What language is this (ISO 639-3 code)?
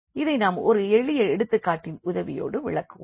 tam